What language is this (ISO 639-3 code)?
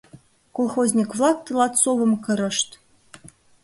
chm